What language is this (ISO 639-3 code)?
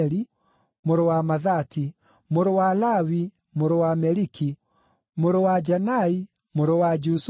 kik